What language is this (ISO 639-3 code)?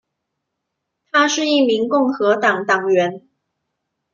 zho